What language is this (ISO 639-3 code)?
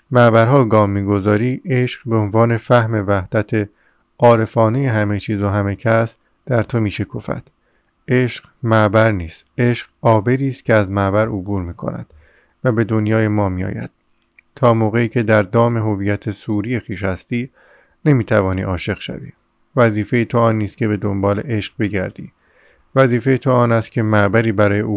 fas